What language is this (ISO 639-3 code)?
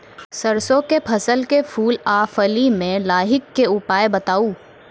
mai